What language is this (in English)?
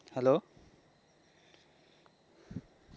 Bangla